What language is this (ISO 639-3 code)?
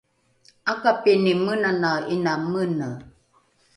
dru